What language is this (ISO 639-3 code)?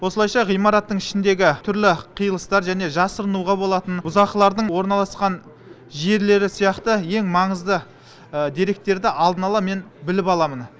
kaz